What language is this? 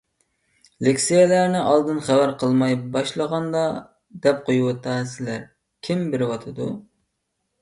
Uyghur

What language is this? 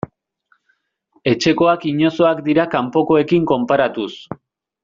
Basque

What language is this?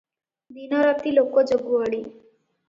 Odia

